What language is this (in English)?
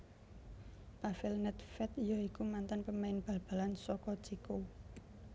Javanese